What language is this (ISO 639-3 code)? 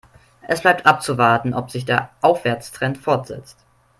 deu